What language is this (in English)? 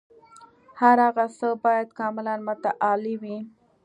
Pashto